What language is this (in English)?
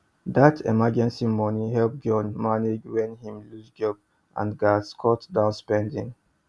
Nigerian Pidgin